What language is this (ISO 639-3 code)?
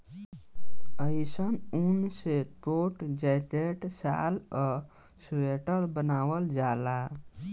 bho